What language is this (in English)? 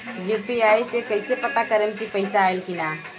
Bhojpuri